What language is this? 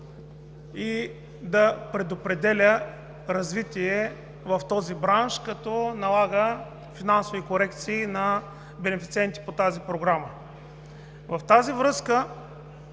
Bulgarian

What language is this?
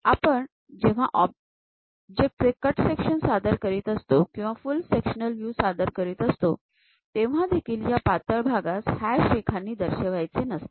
Marathi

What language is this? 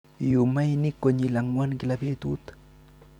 Kalenjin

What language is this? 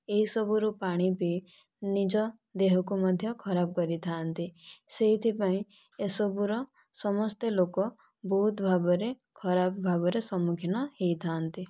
Odia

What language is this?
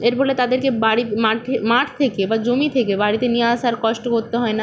Bangla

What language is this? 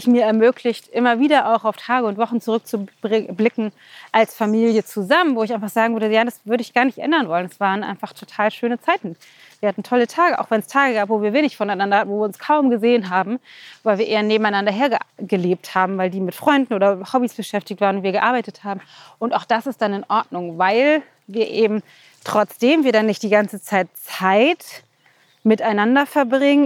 German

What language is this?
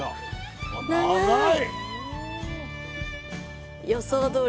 Japanese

